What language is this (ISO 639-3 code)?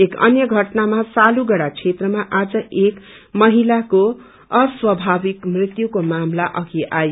nep